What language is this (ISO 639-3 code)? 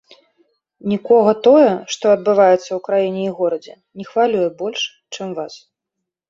bel